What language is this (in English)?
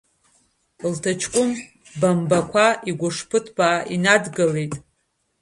Abkhazian